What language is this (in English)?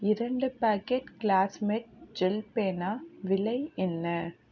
Tamil